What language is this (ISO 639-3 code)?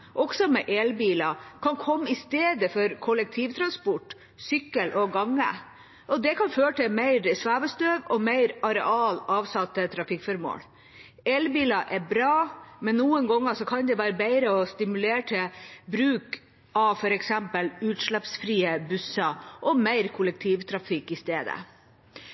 nob